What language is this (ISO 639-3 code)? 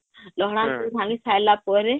ori